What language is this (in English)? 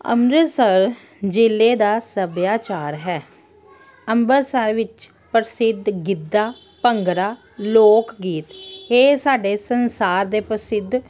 Punjabi